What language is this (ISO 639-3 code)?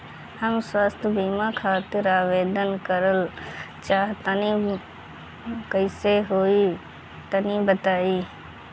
bho